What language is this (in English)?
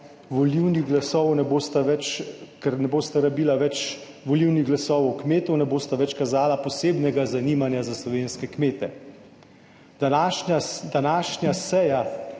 Slovenian